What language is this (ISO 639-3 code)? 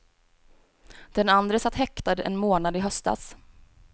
swe